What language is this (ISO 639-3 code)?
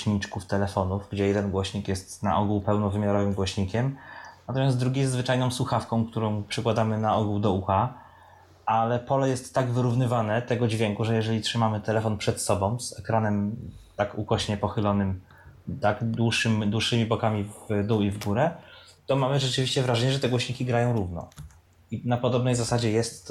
pol